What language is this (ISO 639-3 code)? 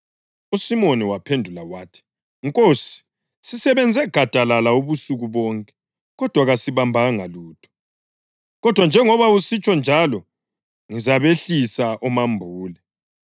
nde